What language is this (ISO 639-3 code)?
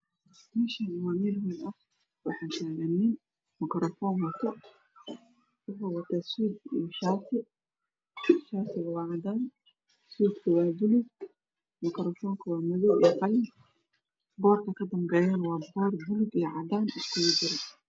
som